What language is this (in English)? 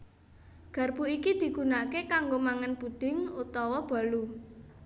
Javanese